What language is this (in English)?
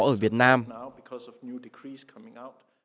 Vietnamese